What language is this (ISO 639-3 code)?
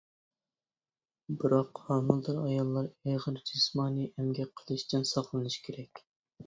uig